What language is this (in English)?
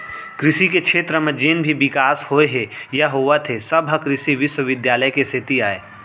Chhattisgarhi